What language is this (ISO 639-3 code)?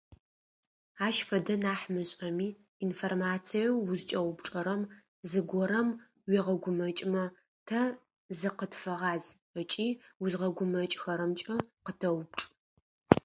ady